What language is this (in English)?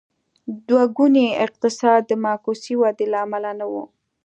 Pashto